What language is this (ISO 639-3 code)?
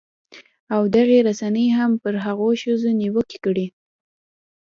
pus